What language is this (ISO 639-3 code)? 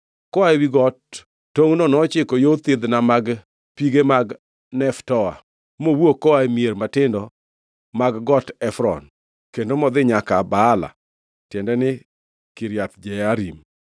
luo